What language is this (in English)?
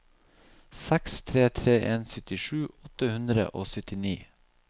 Norwegian